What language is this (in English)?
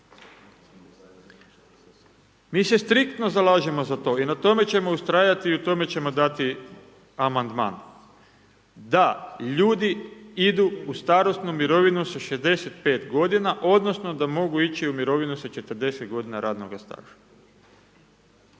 Croatian